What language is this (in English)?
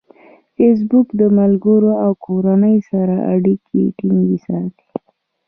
Pashto